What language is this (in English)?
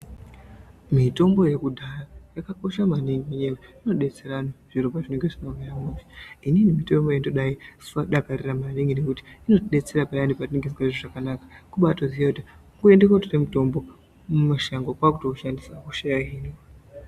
Ndau